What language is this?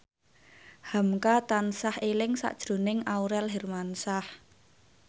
Javanese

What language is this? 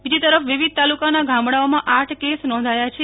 Gujarati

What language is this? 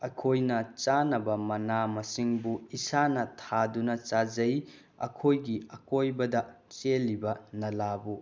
Manipuri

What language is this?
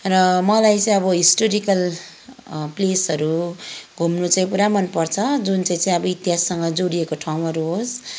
Nepali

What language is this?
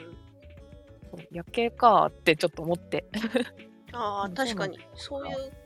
Japanese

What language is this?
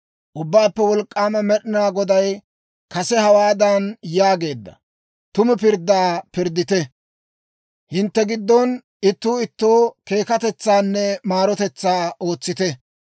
Dawro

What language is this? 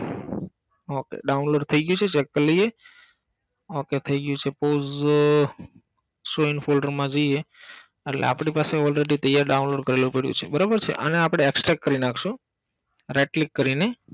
Gujarati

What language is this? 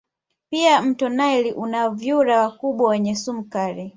Swahili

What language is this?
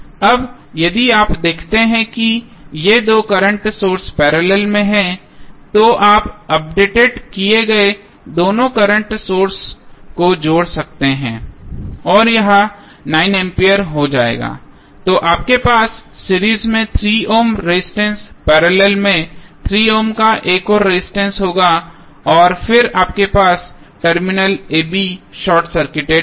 Hindi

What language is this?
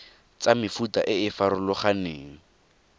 Tswana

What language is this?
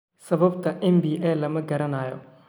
Somali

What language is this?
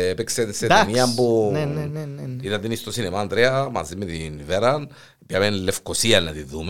Greek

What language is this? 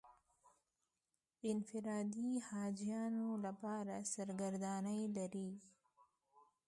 Pashto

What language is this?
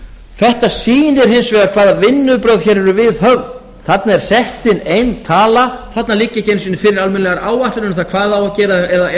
Icelandic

